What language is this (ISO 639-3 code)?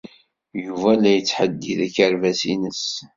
kab